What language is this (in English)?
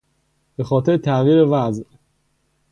Persian